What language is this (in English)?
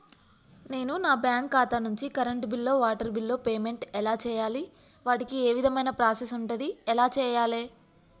Telugu